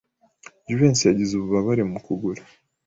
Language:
Kinyarwanda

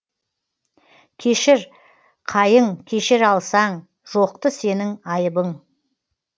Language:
Kazakh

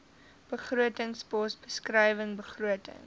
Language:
Afrikaans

